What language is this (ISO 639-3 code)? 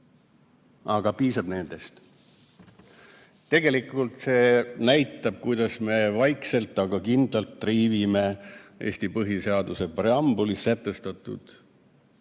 est